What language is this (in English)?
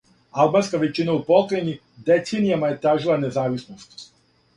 Serbian